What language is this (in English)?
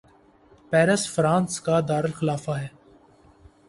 Urdu